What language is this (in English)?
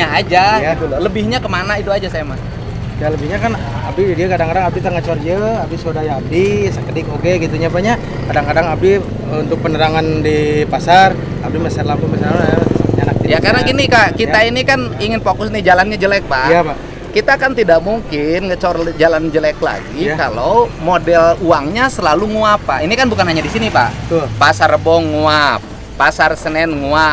Indonesian